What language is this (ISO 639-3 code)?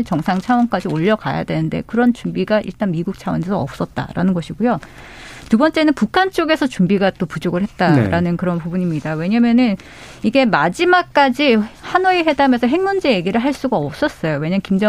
kor